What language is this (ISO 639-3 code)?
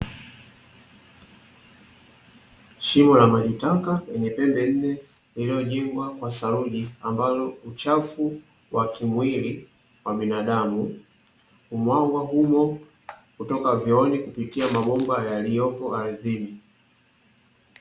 swa